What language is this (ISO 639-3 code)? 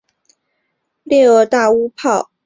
zho